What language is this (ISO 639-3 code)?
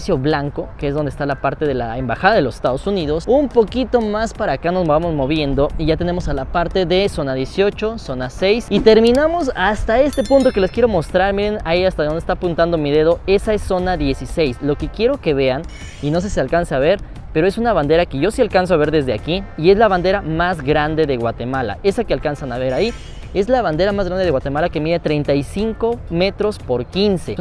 spa